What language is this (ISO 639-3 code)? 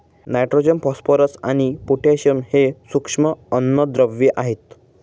mar